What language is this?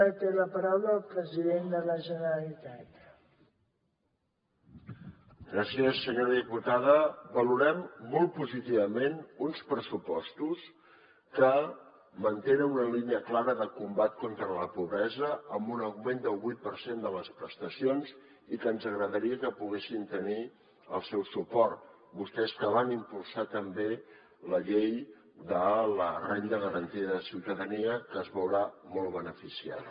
Catalan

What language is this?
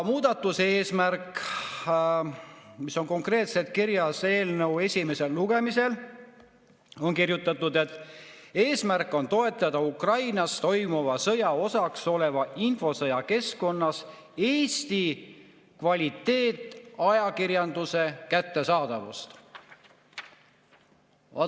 Estonian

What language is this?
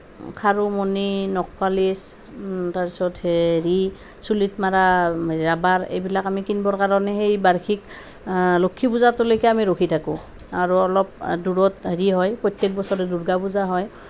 Assamese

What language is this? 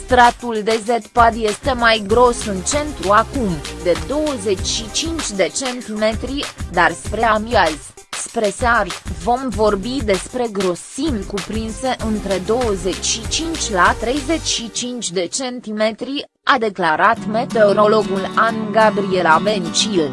Romanian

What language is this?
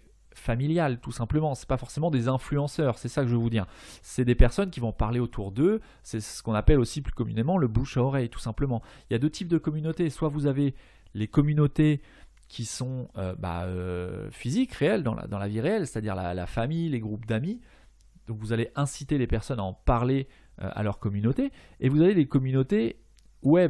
French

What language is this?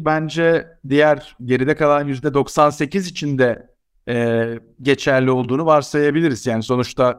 Turkish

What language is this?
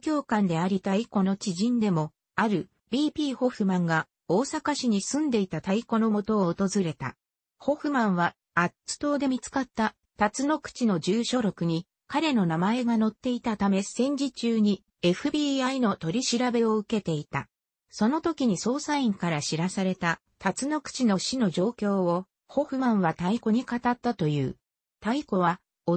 Japanese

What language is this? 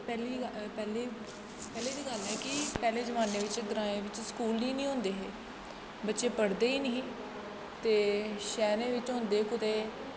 Dogri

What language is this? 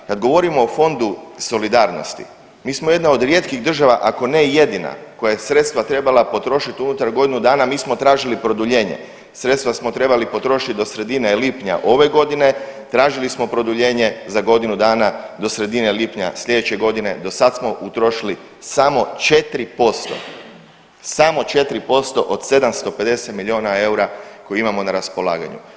Croatian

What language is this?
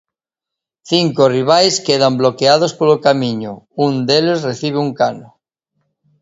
Galician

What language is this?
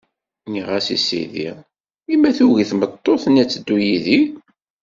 Kabyle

